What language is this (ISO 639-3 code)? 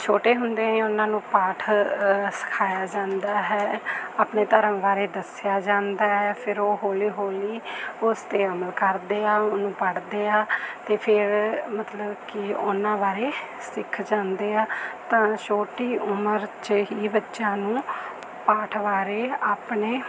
pan